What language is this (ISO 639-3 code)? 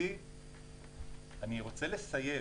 heb